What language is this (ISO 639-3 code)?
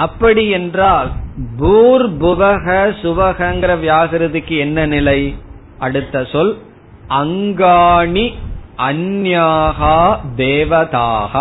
tam